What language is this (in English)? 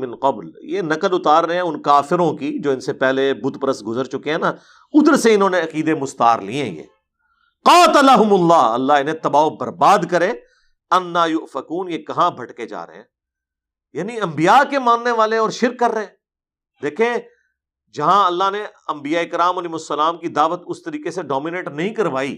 Urdu